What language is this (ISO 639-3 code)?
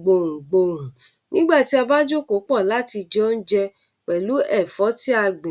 yor